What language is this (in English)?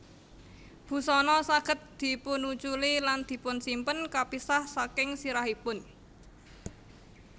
Javanese